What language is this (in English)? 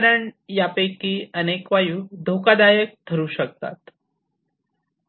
Marathi